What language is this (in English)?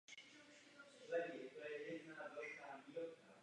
Czech